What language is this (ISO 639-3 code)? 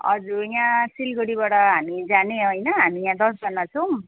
nep